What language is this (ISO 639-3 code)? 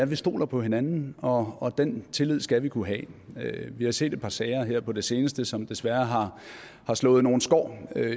dan